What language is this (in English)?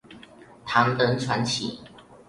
Chinese